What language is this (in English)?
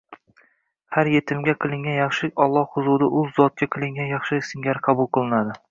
Uzbek